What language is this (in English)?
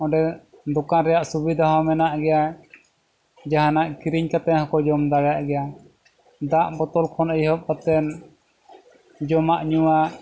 Santali